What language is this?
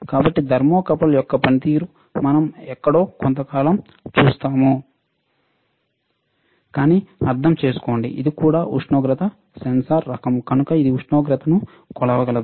Telugu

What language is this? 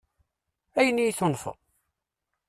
Kabyle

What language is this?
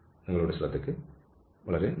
Malayalam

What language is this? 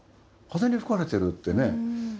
Japanese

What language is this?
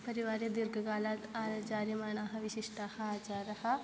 Sanskrit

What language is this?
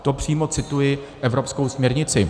Czech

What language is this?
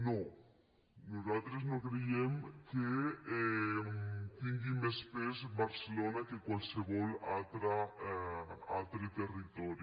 Catalan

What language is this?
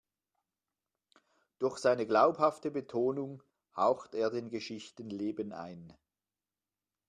German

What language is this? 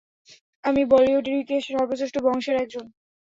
Bangla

